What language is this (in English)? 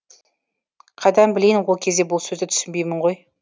Kazakh